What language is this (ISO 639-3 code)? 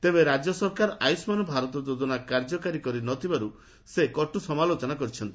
ori